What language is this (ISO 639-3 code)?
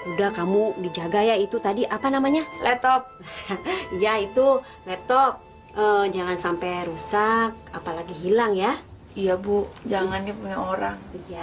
ind